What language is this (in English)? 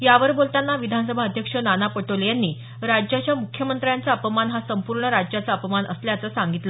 Marathi